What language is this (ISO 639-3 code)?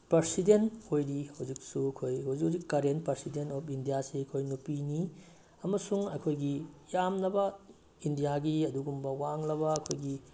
mni